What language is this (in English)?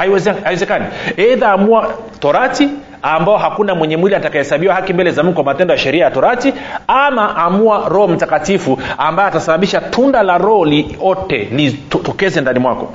Swahili